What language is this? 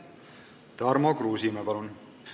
Estonian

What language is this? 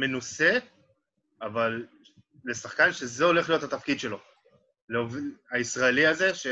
Hebrew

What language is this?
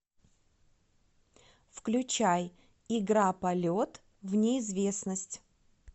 Russian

